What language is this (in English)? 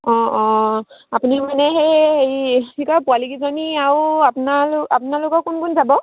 Assamese